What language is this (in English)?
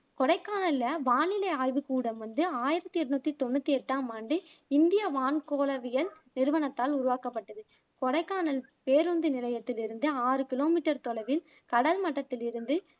Tamil